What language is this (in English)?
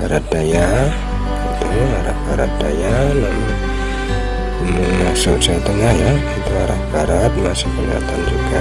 Indonesian